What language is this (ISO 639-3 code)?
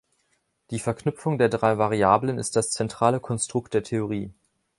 deu